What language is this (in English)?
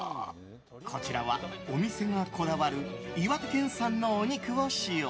Japanese